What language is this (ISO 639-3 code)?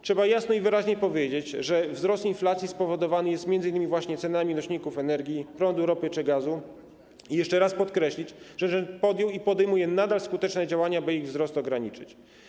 pol